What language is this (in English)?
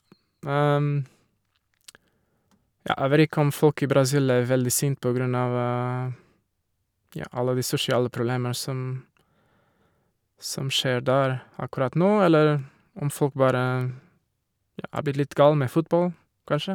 Norwegian